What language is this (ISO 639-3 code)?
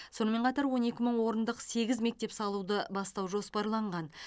kaz